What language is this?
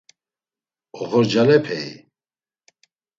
Laz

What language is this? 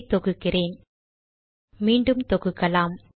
Tamil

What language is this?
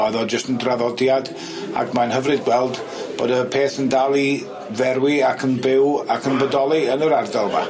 Welsh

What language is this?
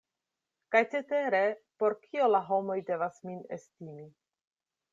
Esperanto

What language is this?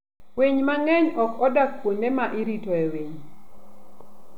Luo (Kenya and Tanzania)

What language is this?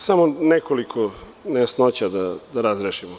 Serbian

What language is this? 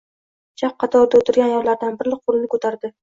Uzbek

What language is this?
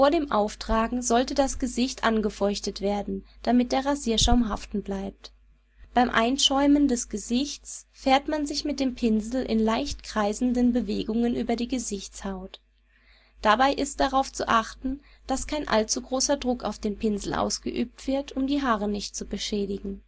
German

